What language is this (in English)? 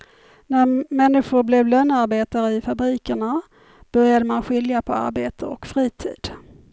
Swedish